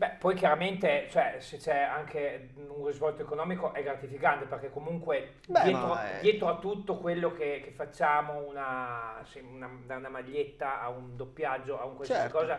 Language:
Italian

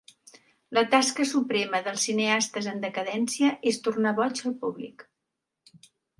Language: Catalan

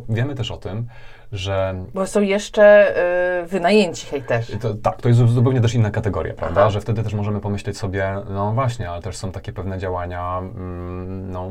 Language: Polish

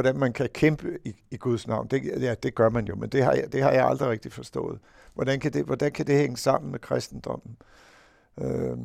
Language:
Danish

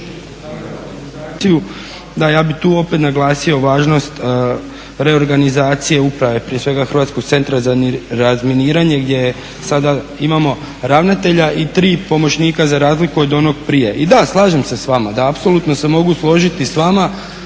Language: Croatian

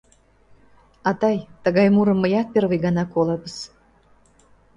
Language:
Mari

